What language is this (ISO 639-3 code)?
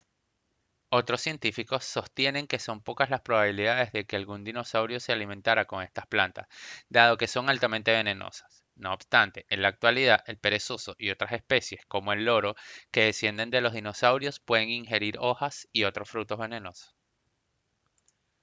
spa